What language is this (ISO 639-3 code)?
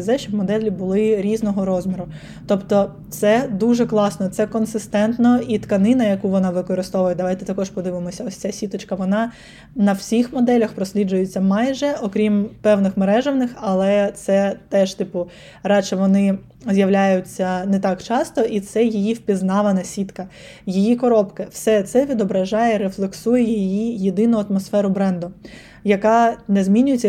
ukr